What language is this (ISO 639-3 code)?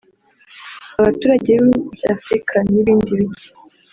kin